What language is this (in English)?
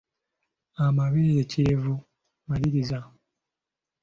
Ganda